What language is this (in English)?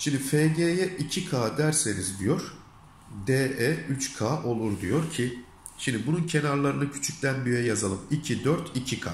Turkish